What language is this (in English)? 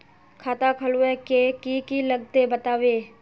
Magahi